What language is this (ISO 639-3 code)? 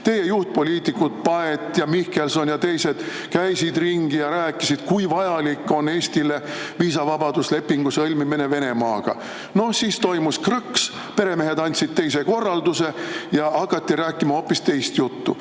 est